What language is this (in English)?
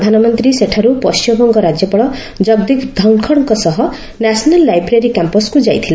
Odia